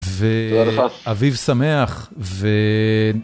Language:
Hebrew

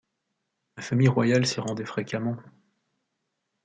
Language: French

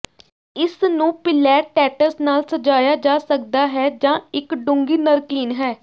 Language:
Punjabi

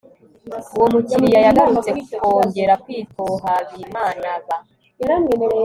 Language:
Kinyarwanda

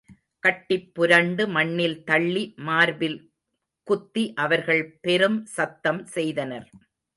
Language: Tamil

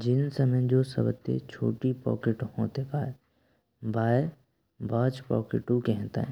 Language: Braj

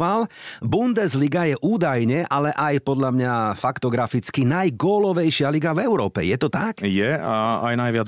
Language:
Slovak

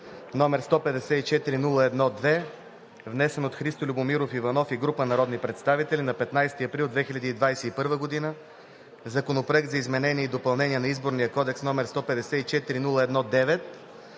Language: Bulgarian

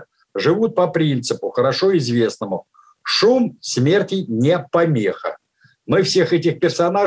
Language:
Russian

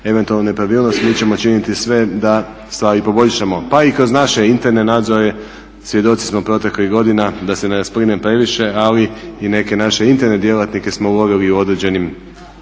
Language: Croatian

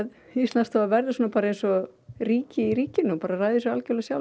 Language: Icelandic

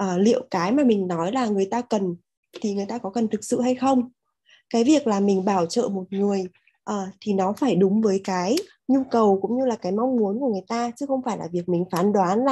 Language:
Vietnamese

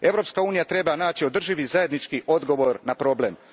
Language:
Croatian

